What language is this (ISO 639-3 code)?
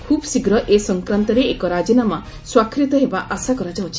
ori